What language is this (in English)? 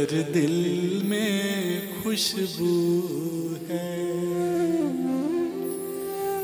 Hindi